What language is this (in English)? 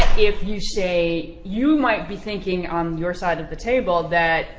English